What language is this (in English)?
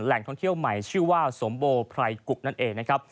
Thai